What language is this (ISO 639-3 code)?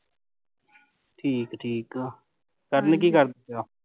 pan